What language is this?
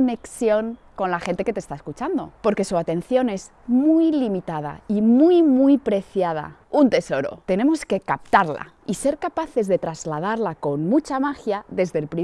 Spanish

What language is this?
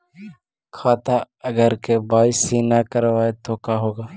Magahi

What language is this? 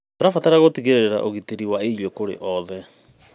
Kikuyu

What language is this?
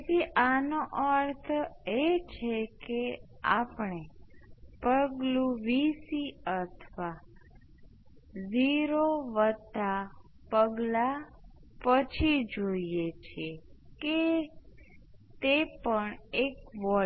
Gujarati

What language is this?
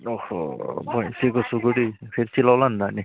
Nepali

